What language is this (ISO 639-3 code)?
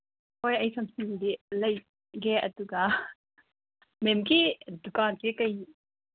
mni